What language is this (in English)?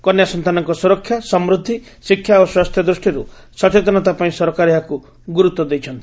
Odia